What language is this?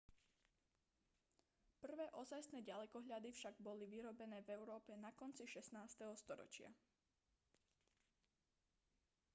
Slovak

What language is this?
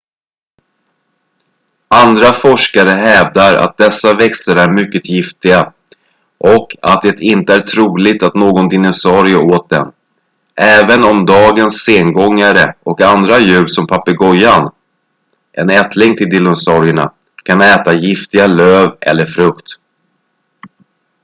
Swedish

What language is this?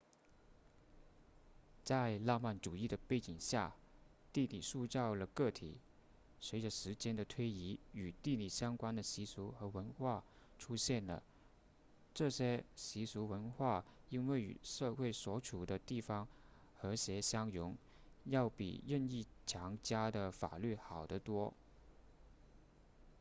Chinese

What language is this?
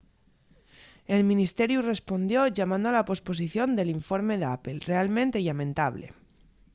Asturian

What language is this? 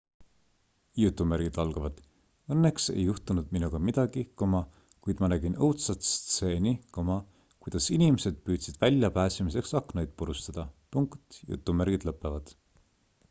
Estonian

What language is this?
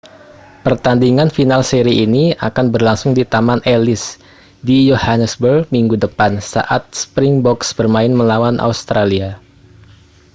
Indonesian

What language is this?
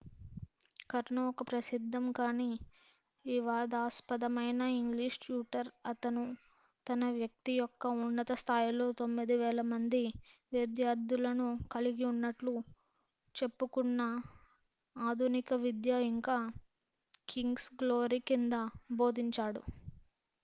Telugu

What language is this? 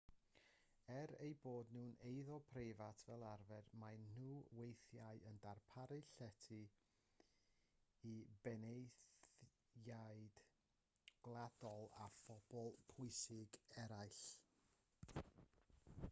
Welsh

